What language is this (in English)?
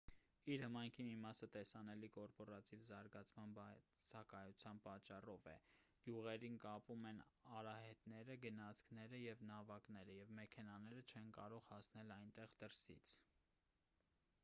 Armenian